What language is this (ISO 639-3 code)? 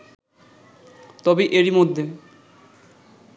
ben